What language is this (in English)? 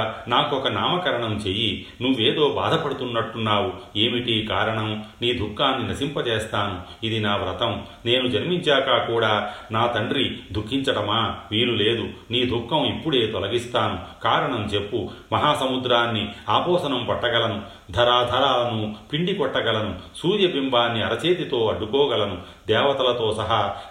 Telugu